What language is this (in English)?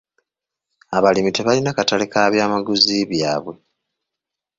Ganda